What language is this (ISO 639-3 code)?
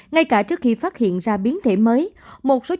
vie